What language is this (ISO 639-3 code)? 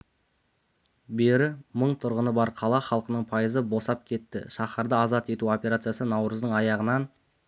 kaz